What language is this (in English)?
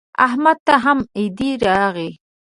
Pashto